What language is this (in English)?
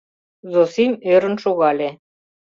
Mari